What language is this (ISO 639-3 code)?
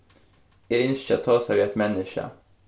fao